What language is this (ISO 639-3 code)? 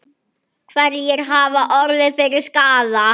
isl